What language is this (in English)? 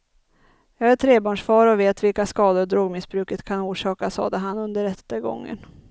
Swedish